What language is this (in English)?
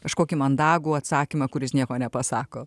Lithuanian